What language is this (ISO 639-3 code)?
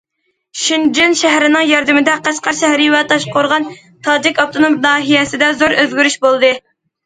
uig